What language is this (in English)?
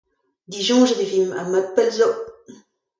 Breton